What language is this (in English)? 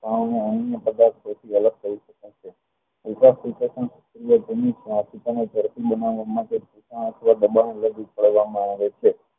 Gujarati